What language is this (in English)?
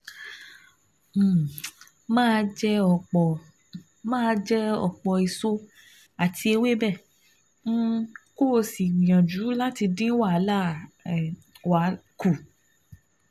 Yoruba